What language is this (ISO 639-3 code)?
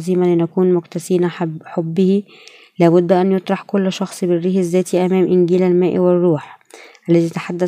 ara